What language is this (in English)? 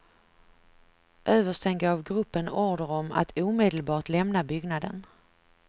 Swedish